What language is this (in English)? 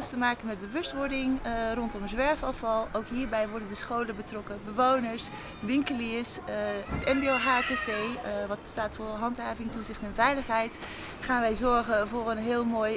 Dutch